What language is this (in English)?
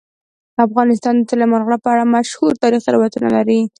Pashto